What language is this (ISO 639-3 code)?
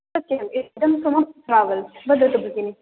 san